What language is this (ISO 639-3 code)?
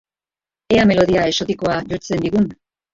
eus